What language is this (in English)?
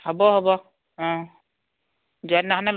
Assamese